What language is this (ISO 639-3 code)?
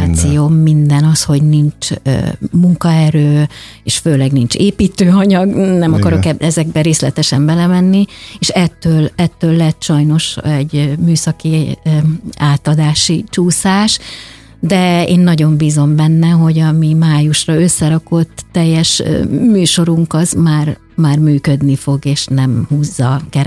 hun